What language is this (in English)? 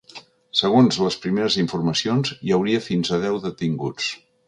Catalan